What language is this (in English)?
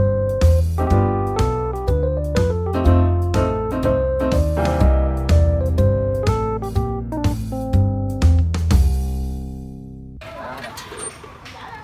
Vietnamese